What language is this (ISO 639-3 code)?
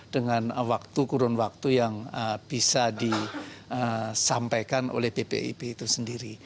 ind